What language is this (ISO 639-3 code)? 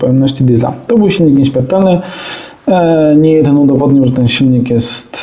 pol